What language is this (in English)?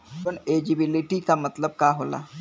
Bhojpuri